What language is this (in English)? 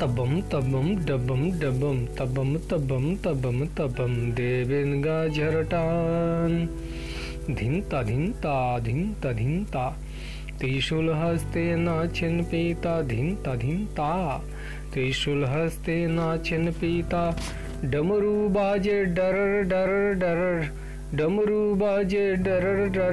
Bangla